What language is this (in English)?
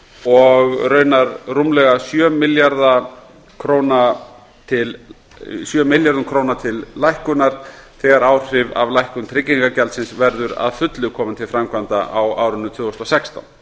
Icelandic